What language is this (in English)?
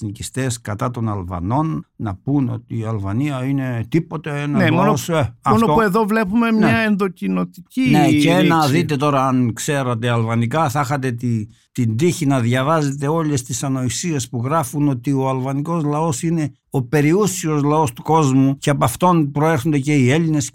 Greek